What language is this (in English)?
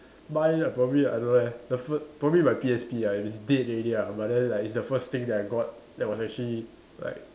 English